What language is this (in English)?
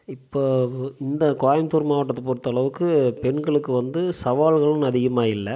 Tamil